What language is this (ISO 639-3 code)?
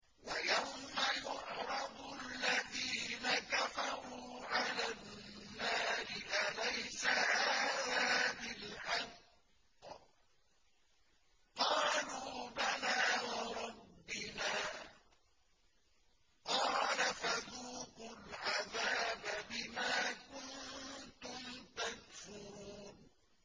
ara